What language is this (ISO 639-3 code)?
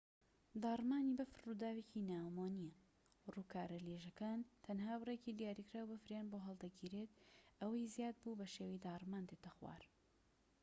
ckb